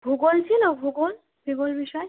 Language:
Bangla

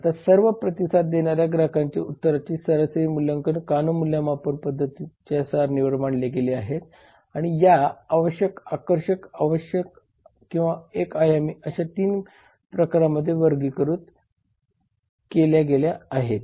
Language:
Marathi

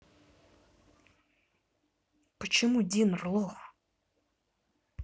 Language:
Russian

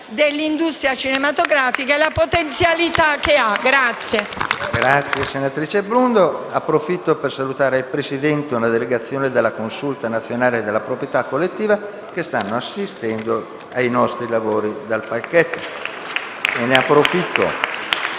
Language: Italian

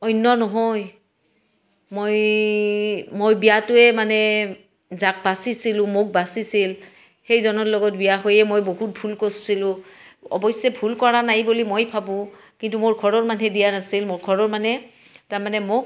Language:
Assamese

